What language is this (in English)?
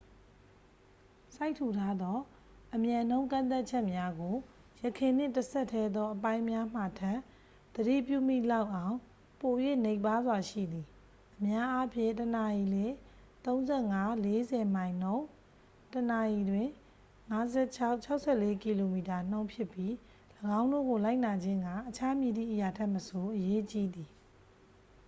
Burmese